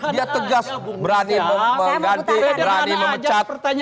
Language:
Indonesian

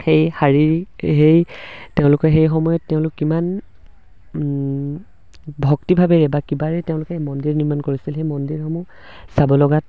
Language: Assamese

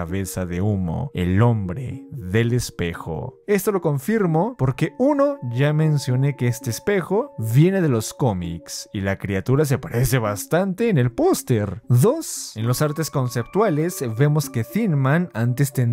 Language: Spanish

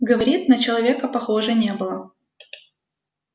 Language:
Russian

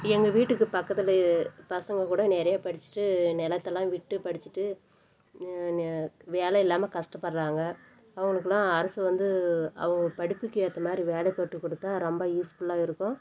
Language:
Tamil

